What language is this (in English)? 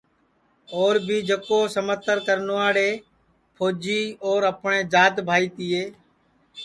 Sansi